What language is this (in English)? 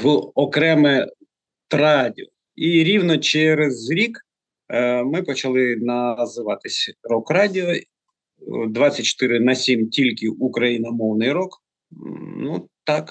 Ukrainian